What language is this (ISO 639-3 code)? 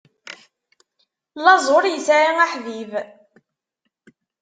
kab